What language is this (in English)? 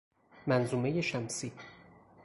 Persian